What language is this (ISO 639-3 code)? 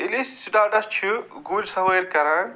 kas